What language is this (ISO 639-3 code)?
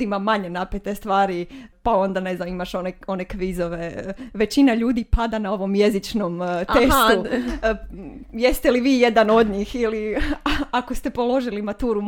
hrv